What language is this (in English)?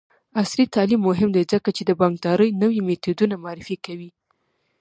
Pashto